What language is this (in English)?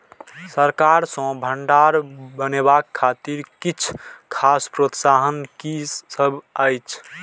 Maithili